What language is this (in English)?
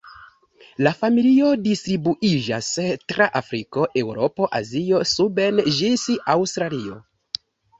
Esperanto